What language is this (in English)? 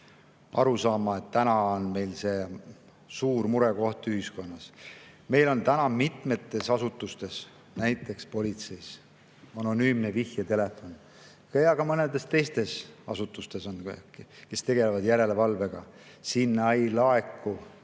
Estonian